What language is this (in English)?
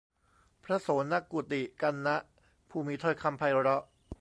Thai